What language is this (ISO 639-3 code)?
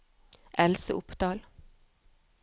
nor